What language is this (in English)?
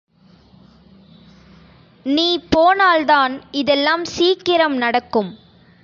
Tamil